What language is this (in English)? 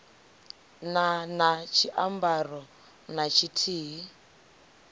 Venda